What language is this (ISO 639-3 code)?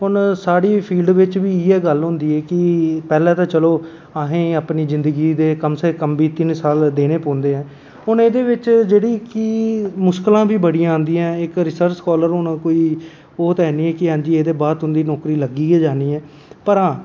doi